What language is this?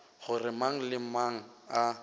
Northern Sotho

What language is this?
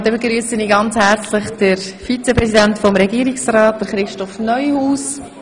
Swiss German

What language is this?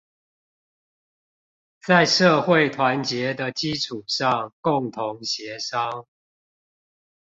Chinese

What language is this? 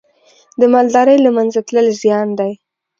Pashto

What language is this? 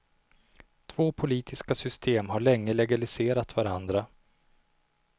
Swedish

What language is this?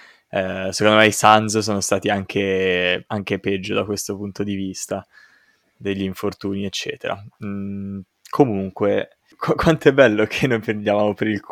Italian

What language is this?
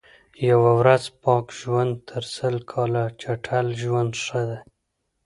Pashto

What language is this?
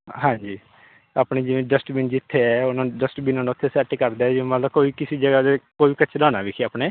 Punjabi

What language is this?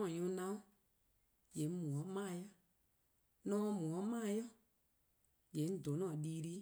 Eastern Krahn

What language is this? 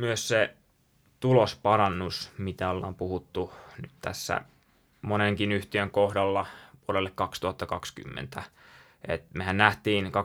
Finnish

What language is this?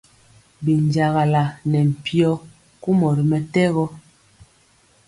Mpiemo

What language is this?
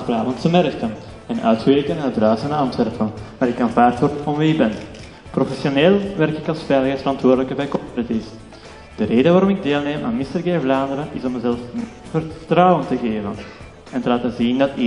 Dutch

